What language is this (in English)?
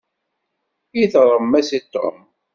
Kabyle